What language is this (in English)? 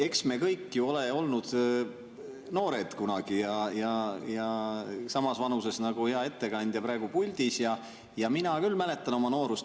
Estonian